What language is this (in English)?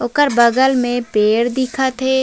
Chhattisgarhi